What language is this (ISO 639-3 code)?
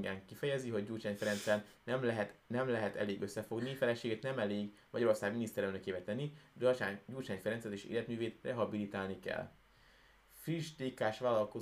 hun